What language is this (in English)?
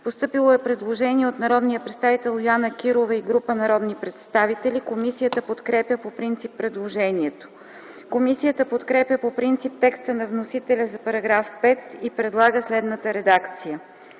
Bulgarian